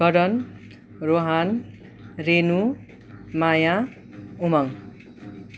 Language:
Nepali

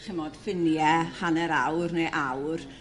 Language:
Welsh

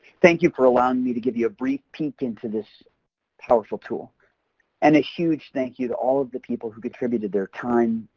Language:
English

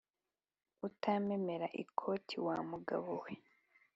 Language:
Kinyarwanda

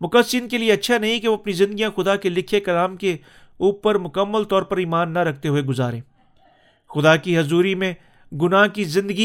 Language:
Urdu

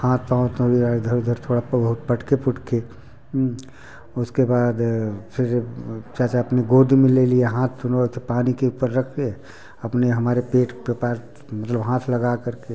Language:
Hindi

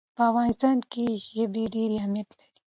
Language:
Pashto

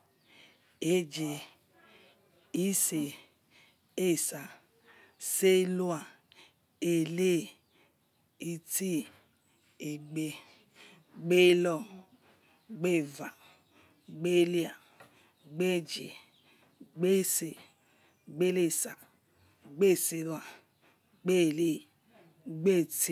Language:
Yekhee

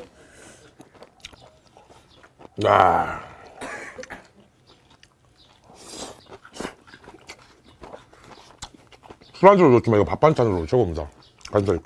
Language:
Korean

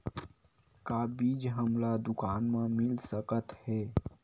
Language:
Chhattisgarhi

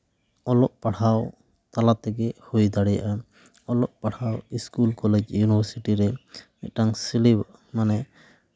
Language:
Santali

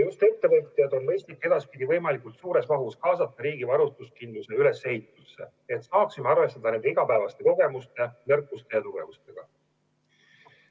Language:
Estonian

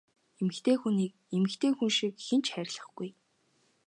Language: Mongolian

